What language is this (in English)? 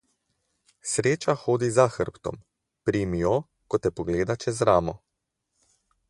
Slovenian